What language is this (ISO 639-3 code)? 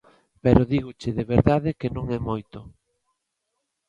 glg